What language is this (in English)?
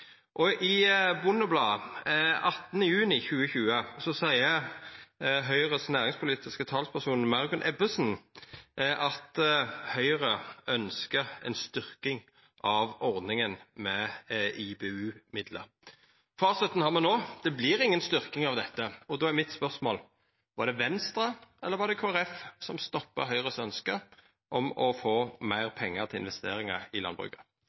Norwegian Nynorsk